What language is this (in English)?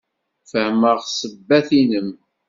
Kabyle